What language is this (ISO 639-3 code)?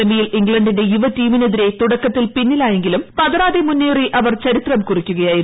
mal